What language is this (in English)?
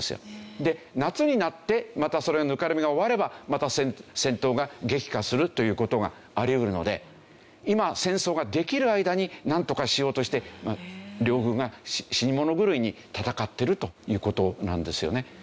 Japanese